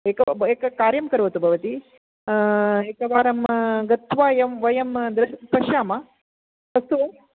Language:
Sanskrit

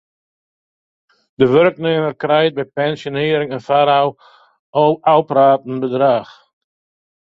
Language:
Western Frisian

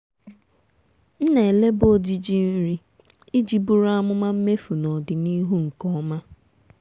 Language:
Igbo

